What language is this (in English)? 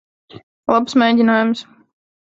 Latvian